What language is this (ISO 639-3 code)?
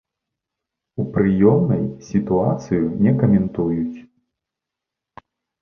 bel